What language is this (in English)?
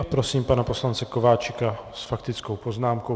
Czech